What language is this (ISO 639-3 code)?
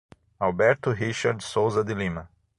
por